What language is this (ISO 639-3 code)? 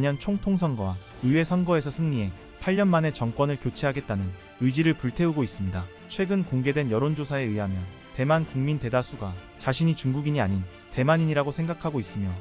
kor